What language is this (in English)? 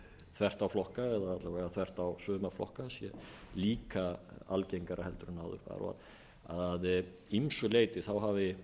Icelandic